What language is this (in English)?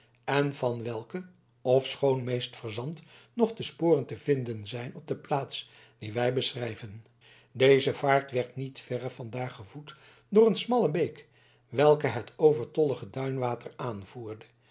Dutch